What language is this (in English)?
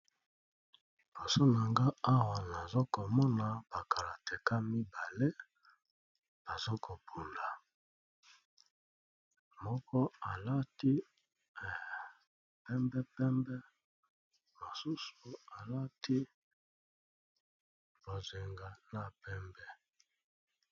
Lingala